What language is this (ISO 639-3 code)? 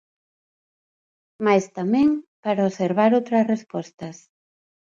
glg